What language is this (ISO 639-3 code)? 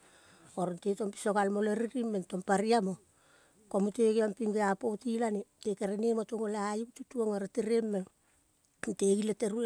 kol